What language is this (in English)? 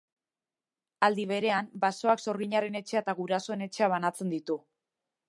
Basque